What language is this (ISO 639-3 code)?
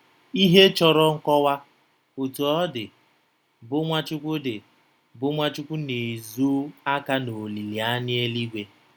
ibo